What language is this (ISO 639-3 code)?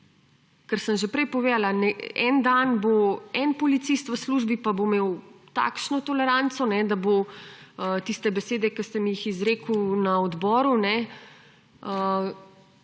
slv